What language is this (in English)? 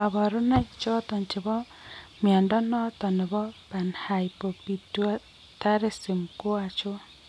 Kalenjin